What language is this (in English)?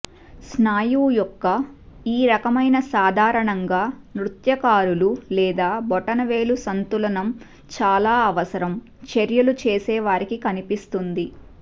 Telugu